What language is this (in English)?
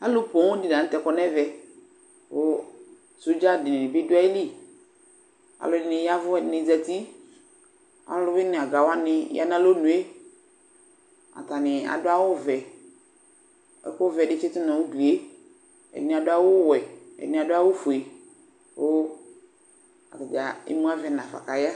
Ikposo